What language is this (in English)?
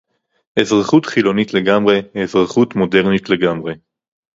Hebrew